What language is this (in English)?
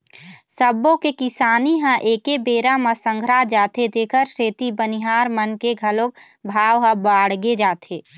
Chhattisgarhi